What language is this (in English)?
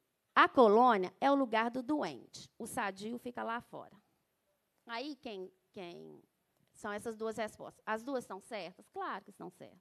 Portuguese